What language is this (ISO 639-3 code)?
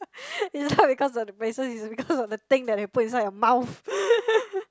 eng